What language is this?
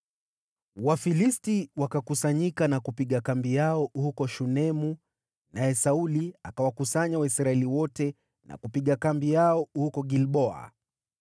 Swahili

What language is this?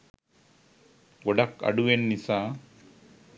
Sinhala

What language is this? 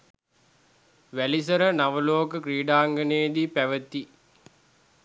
Sinhala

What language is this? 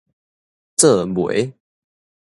Min Nan Chinese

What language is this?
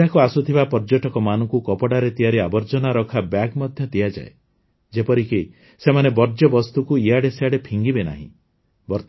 Odia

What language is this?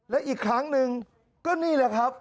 Thai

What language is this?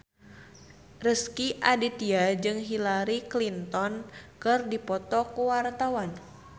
Sundanese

